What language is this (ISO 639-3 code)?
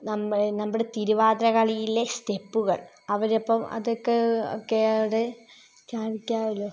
mal